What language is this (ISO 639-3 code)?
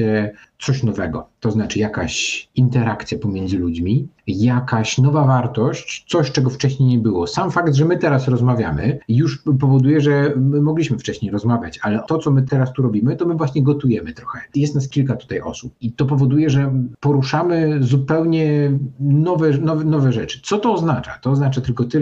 pol